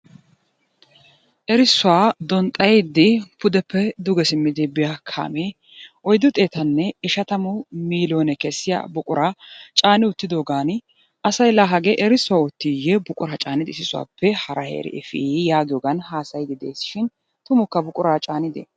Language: Wolaytta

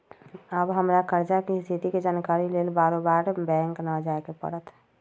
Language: Magahi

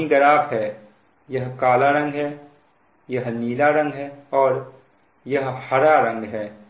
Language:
Hindi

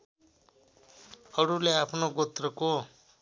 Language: Nepali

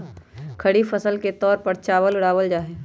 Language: Magahi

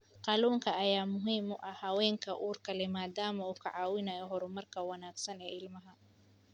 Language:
Somali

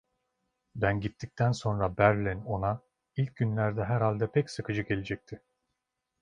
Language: Turkish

